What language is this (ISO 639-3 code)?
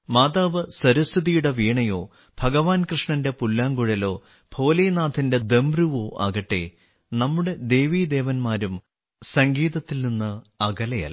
mal